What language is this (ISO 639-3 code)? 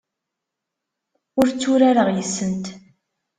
kab